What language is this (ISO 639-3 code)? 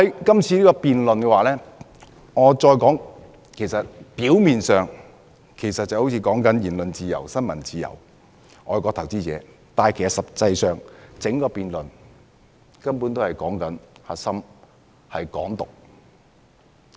yue